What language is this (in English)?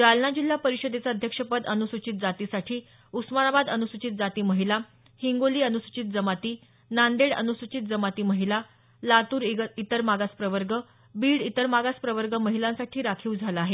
Marathi